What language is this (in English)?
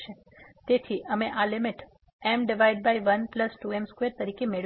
Gujarati